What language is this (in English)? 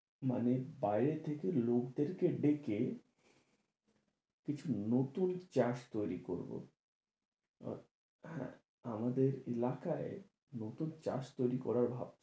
Bangla